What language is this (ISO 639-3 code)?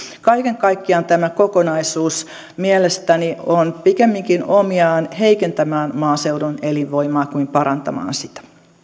fin